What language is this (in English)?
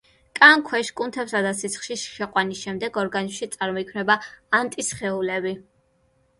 Georgian